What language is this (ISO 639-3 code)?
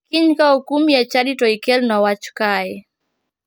luo